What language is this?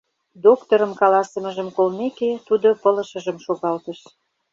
Mari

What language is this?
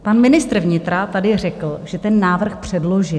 Czech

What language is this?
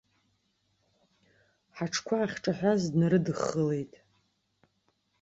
Abkhazian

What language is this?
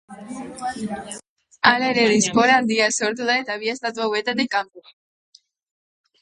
Basque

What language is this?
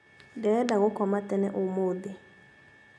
Kikuyu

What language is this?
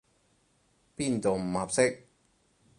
Cantonese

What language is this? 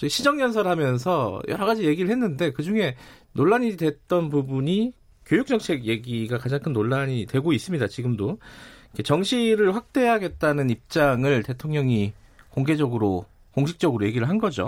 Korean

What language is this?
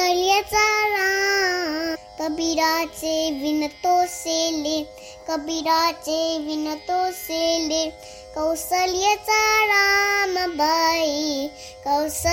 Marathi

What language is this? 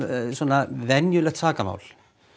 Icelandic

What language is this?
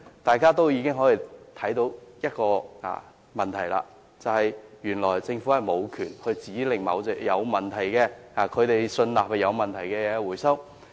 Cantonese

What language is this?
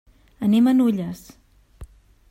Catalan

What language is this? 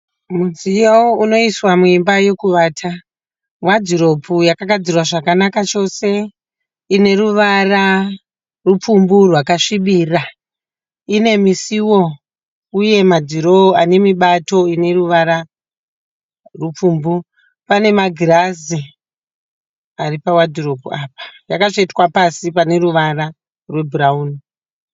Shona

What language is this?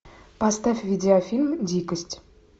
Russian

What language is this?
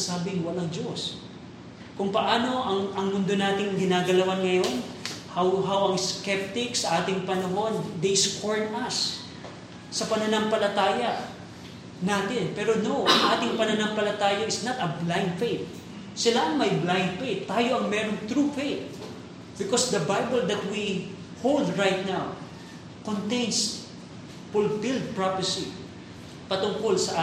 Filipino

